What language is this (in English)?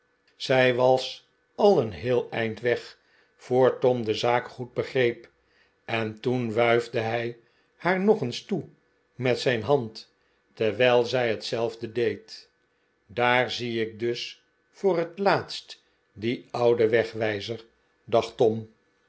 Dutch